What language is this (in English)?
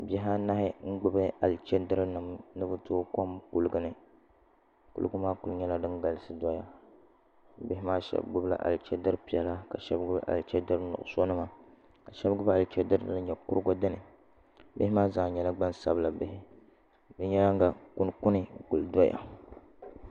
Dagbani